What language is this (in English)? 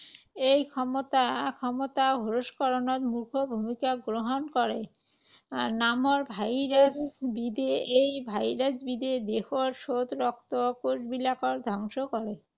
Assamese